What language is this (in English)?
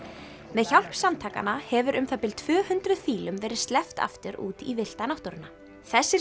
Icelandic